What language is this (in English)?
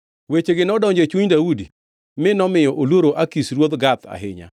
Luo (Kenya and Tanzania)